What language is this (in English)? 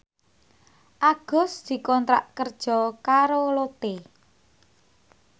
Javanese